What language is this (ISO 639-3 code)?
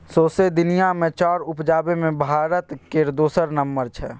mai